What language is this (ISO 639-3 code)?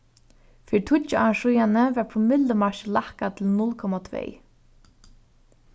fao